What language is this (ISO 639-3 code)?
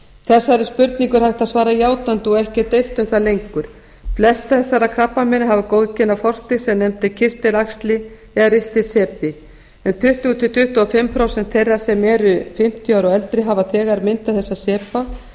isl